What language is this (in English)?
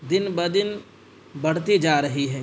Urdu